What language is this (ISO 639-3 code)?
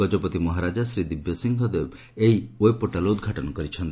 ori